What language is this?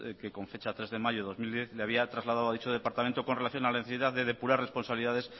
Spanish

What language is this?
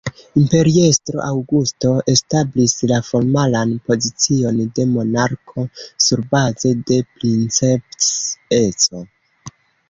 Esperanto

